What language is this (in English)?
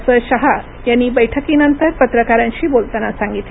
Marathi